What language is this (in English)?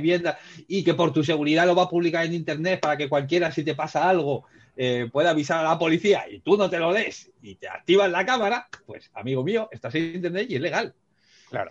Spanish